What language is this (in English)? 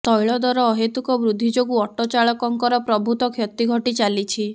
Odia